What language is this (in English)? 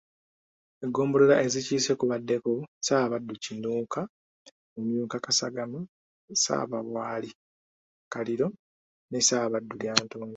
Ganda